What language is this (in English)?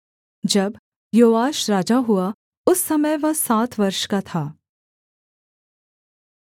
Hindi